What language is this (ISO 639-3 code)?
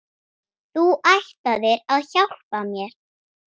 isl